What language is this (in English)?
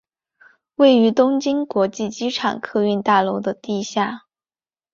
Chinese